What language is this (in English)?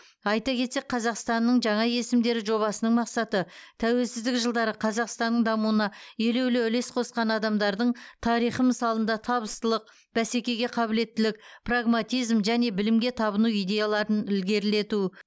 Kazakh